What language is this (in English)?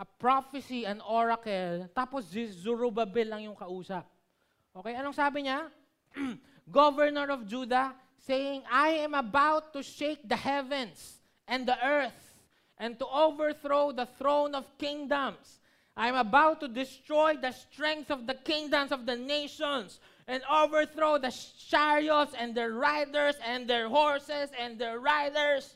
Filipino